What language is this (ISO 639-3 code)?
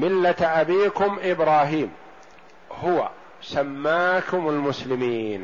ara